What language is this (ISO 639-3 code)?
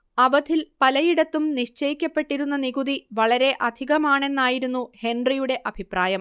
mal